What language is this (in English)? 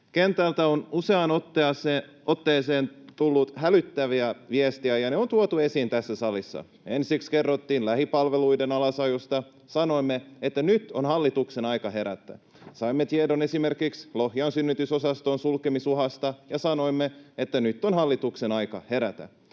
Finnish